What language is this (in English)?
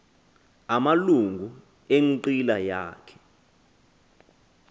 Xhosa